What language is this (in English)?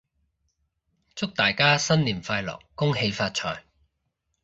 Cantonese